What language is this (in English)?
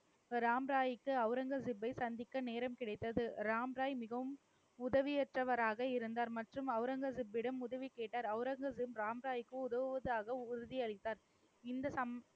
Tamil